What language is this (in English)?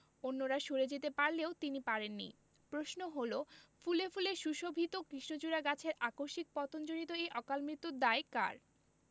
Bangla